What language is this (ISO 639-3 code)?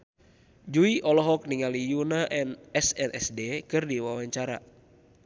sun